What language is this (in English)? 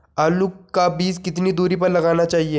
Hindi